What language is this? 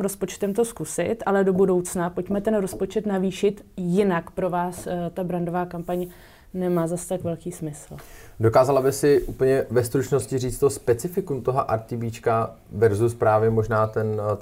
Czech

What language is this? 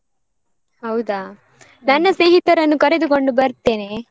Kannada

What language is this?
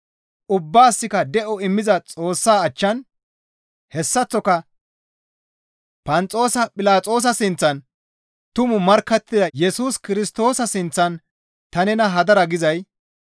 Gamo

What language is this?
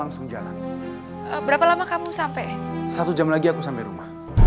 Indonesian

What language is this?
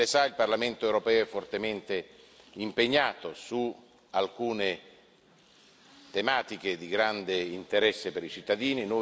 Italian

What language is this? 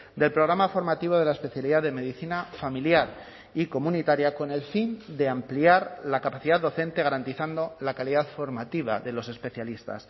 Spanish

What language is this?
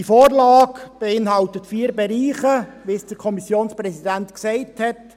Swiss German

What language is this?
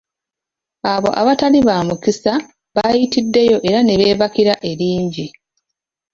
Ganda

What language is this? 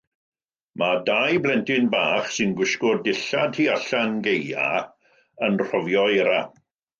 Welsh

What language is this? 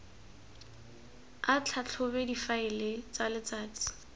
Tswana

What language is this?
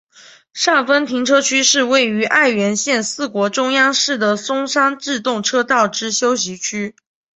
Chinese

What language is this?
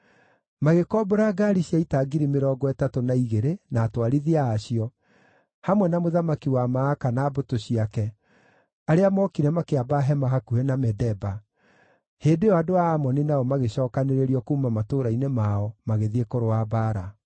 Kikuyu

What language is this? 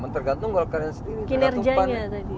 Indonesian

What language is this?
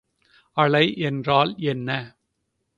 Tamil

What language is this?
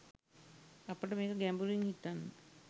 Sinhala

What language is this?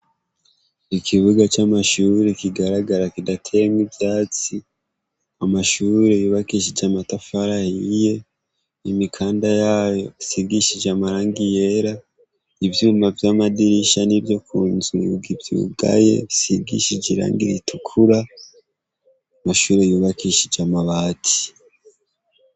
Rundi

